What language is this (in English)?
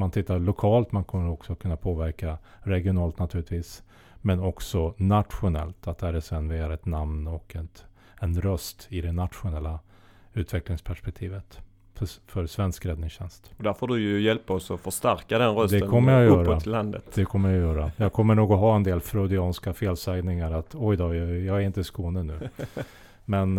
Swedish